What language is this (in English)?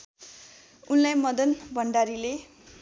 Nepali